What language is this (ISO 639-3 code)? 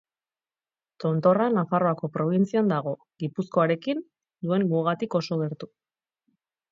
eus